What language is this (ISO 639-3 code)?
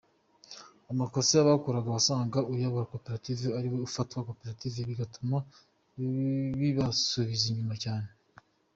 kin